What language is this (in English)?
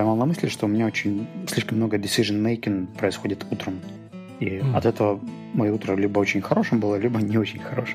Russian